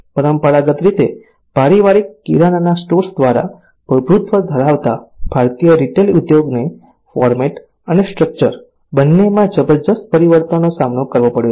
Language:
Gujarati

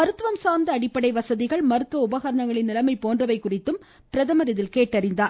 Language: Tamil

